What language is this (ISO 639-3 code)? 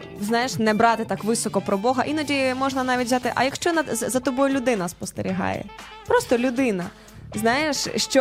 ukr